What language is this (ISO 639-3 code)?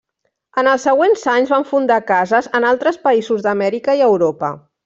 cat